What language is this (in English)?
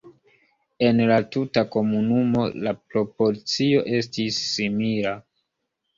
Esperanto